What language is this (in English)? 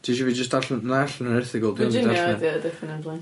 Welsh